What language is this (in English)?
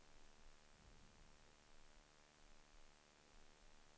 Swedish